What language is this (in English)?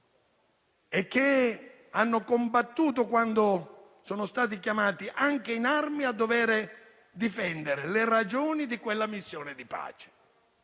Italian